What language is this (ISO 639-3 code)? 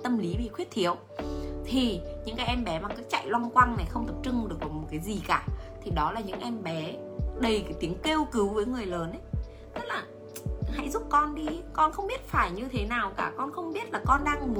vie